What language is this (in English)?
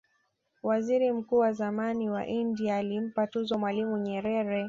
Swahili